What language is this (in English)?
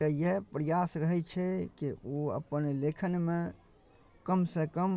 Maithili